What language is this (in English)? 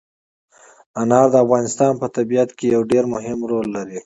Pashto